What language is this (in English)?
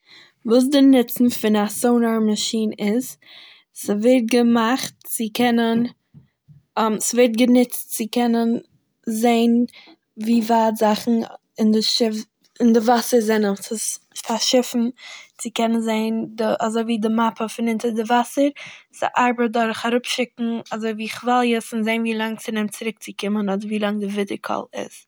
Yiddish